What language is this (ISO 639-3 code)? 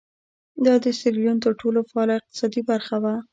pus